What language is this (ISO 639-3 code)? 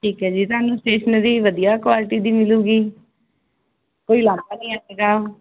pan